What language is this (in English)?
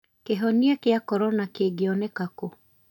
Kikuyu